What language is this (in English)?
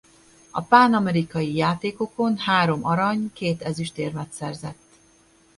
Hungarian